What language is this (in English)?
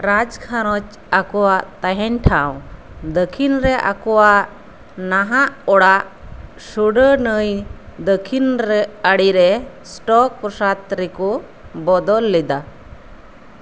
Santali